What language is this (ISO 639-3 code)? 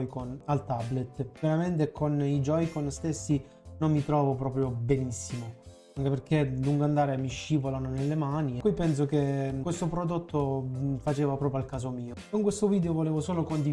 ita